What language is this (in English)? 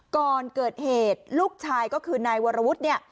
Thai